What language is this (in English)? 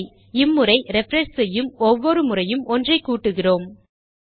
Tamil